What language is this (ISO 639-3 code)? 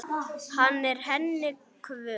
isl